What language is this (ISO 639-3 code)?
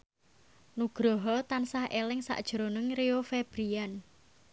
jav